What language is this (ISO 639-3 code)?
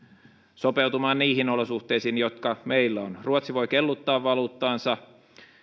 fin